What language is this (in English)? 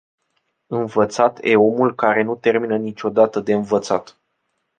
Romanian